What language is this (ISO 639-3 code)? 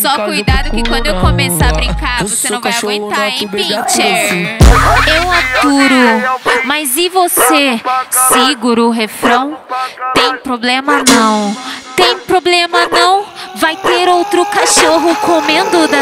por